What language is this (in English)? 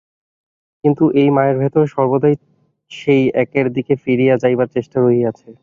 Bangla